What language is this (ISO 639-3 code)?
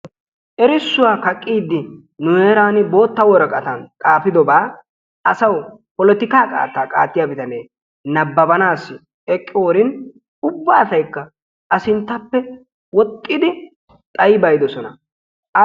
wal